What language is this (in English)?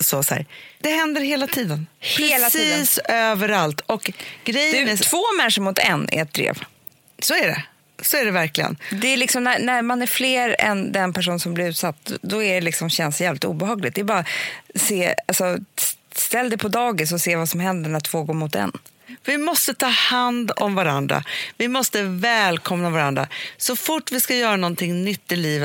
Swedish